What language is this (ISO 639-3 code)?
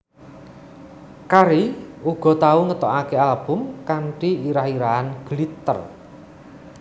jav